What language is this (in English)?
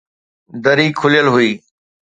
Sindhi